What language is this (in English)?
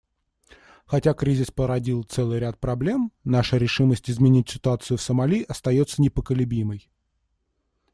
Russian